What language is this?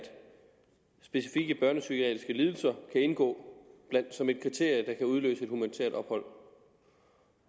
Danish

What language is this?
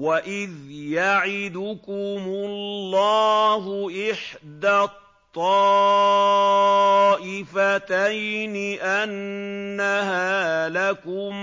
Arabic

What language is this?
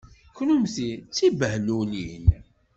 Kabyle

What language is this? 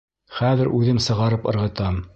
Bashkir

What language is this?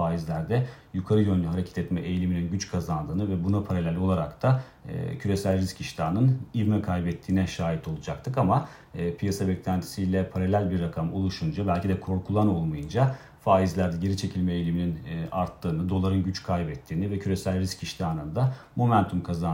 Turkish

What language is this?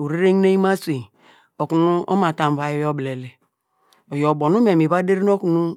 Degema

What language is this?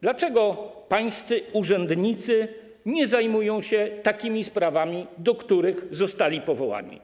Polish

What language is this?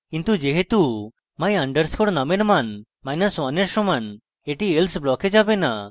Bangla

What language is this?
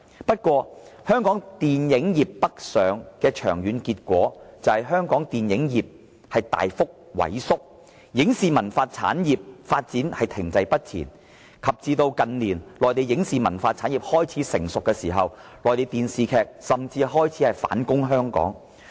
Cantonese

